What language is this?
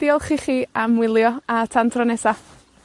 Welsh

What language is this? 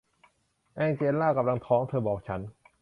Thai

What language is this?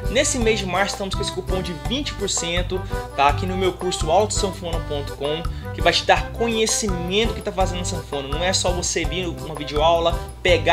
Portuguese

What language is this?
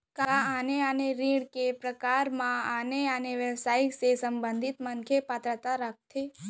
Chhattisgarhi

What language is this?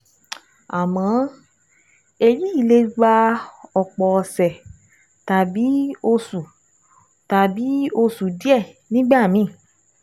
Yoruba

